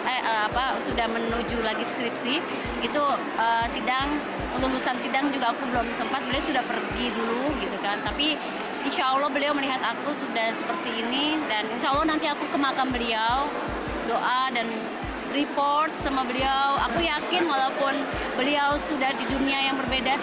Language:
Indonesian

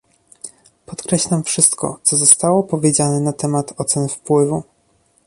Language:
Polish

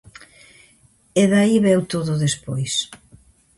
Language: Galician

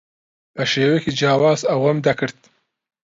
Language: Central Kurdish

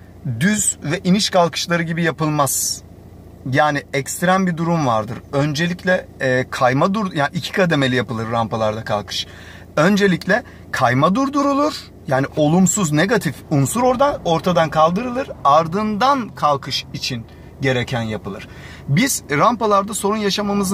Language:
Turkish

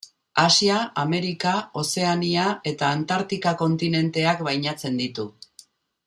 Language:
Basque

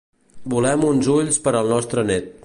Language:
Catalan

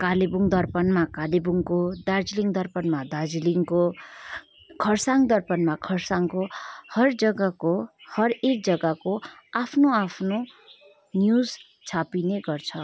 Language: Nepali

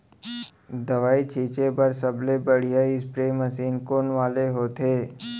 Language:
Chhattisgarhi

